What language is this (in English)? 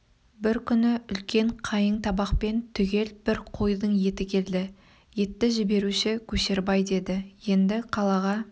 Kazakh